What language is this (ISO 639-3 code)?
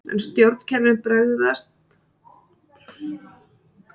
isl